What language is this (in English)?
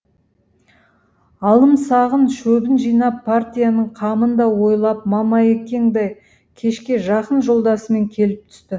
Kazakh